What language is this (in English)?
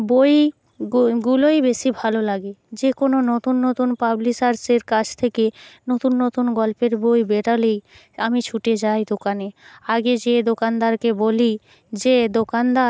Bangla